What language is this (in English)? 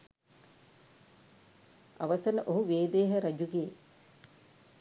Sinhala